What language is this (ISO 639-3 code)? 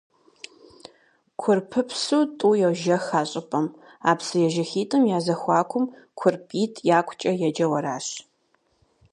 kbd